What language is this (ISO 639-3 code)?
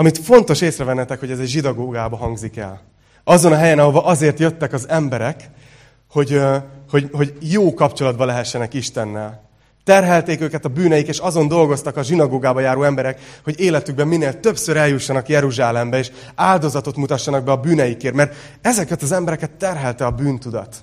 hun